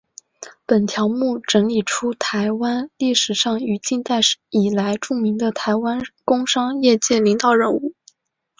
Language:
Chinese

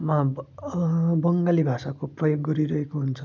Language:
Nepali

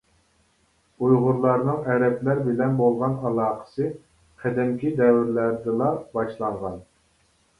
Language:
Uyghur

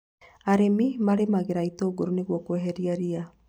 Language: Kikuyu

